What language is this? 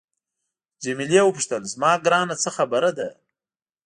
Pashto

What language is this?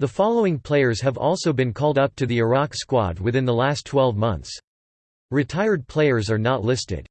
English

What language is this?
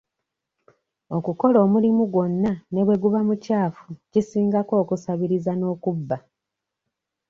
Ganda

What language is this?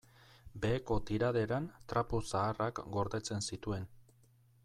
Basque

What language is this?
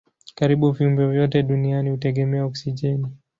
Swahili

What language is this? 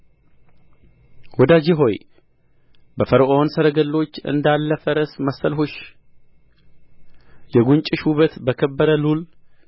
Amharic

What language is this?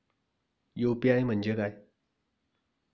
Marathi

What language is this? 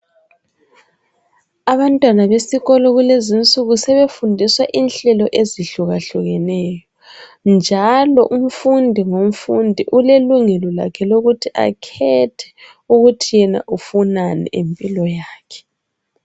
North Ndebele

